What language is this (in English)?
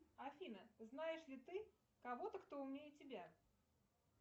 Russian